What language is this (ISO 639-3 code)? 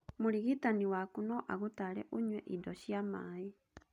kik